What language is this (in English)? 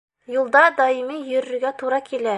Bashkir